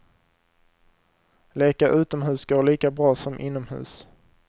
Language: Swedish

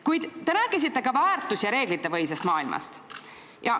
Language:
Estonian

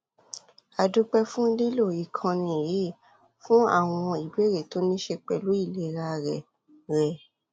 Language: Yoruba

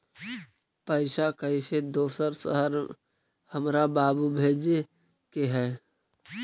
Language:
Magahi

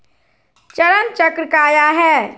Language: Magahi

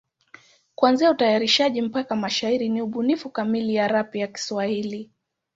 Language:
Swahili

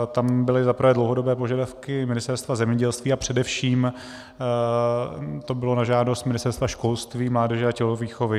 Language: Czech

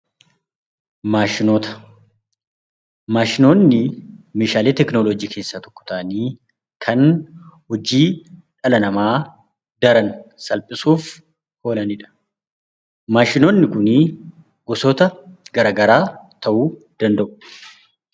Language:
Oromo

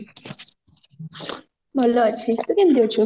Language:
Odia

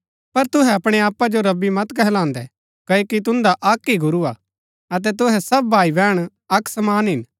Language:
Gaddi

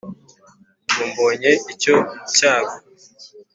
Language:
Kinyarwanda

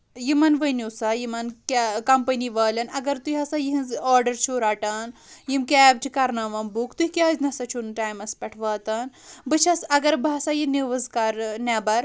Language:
Kashmiri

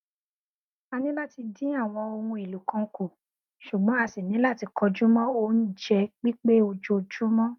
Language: Yoruba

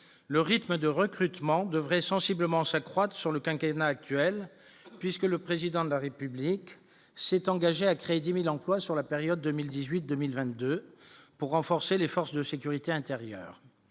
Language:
French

